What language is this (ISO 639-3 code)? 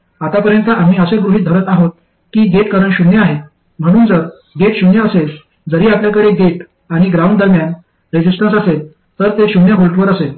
mar